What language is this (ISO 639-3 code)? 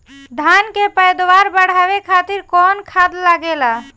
bho